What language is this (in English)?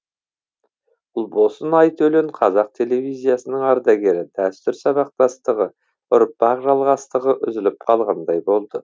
Kazakh